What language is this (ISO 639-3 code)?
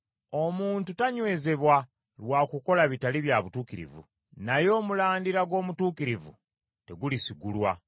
lug